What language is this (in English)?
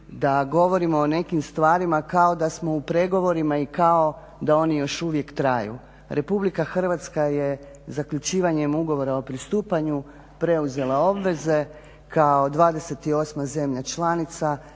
Croatian